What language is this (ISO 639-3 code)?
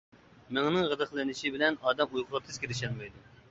uig